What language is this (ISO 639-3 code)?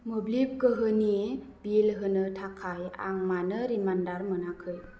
brx